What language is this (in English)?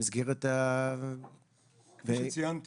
Hebrew